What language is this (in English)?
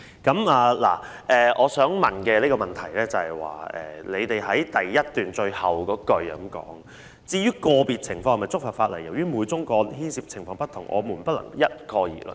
Cantonese